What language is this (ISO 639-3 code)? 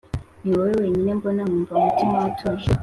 kin